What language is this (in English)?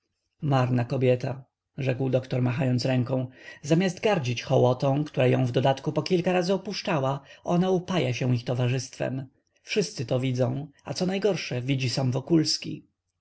Polish